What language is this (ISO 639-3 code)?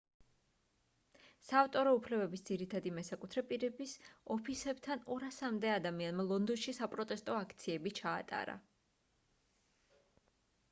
kat